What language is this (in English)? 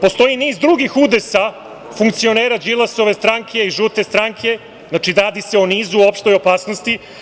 Serbian